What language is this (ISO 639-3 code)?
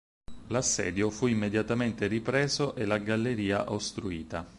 ita